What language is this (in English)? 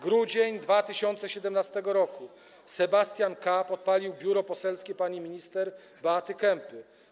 Polish